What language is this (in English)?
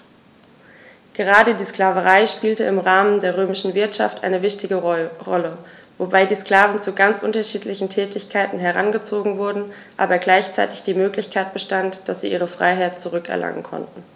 German